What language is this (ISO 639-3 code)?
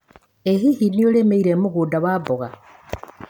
kik